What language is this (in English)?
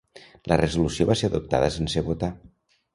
Catalan